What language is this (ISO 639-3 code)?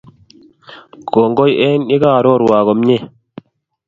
kln